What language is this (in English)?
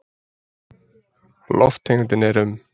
Icelandic